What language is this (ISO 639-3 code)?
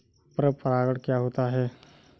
hin